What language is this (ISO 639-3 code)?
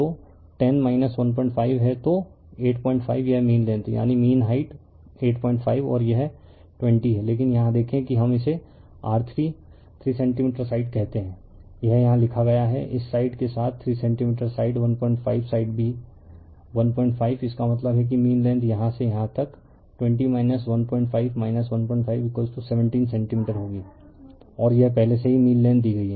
hin